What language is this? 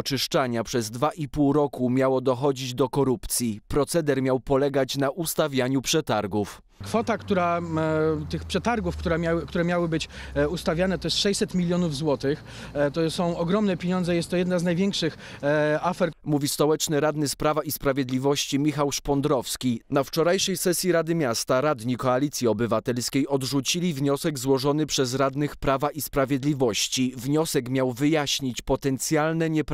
Polish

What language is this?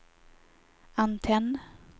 Swedish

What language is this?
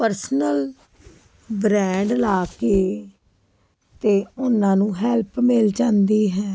Punjabi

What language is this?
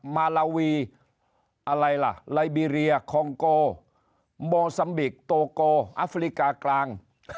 Thai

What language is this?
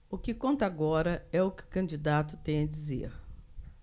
Portuguese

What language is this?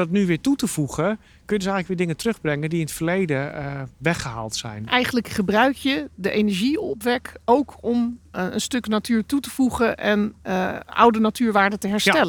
Dutch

